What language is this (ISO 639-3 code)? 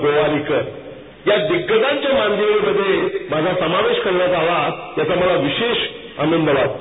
mar